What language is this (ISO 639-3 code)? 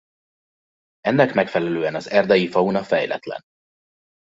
hun